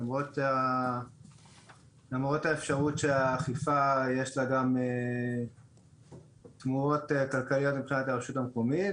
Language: Hebrew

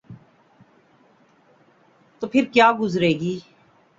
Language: Urdu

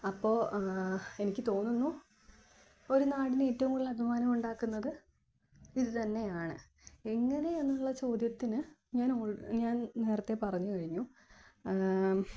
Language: Malayalam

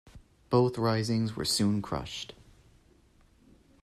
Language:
English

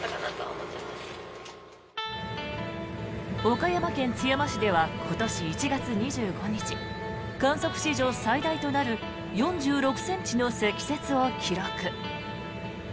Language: Japanese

